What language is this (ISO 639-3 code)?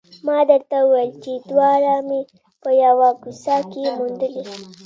pus